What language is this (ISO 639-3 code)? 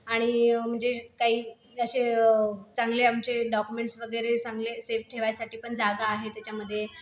mar